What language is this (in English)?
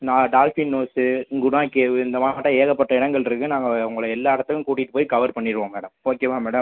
Tamil